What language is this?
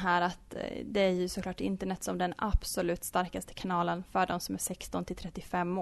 Swedish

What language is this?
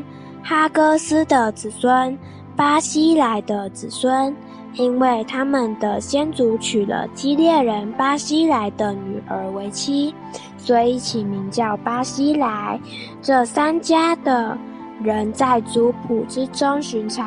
Chinese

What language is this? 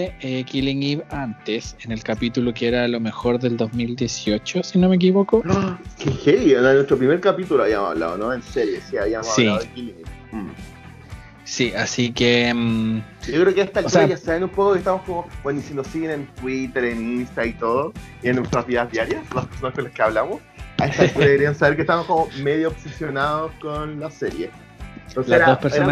Spanish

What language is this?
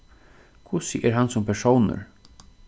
Faroese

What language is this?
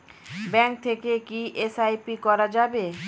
Bangla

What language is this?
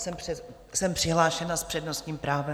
Czech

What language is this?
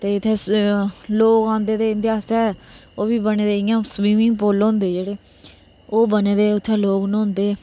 Dogri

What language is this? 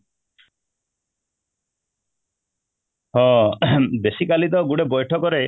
Odia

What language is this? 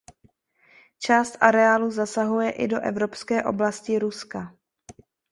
Czech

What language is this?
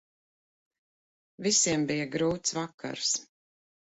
Latvian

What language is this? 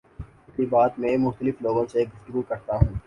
Urdu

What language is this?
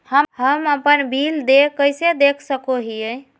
Magahi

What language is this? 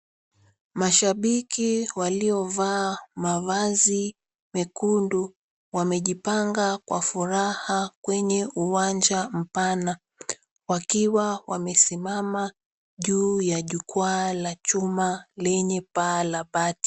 Swahili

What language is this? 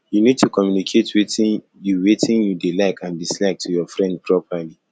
Nigerian Pidgin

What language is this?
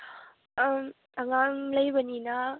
Manipuri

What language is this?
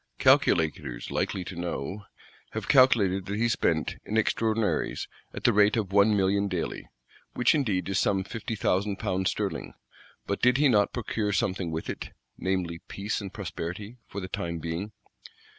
English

